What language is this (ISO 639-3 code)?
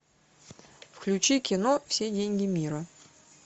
rus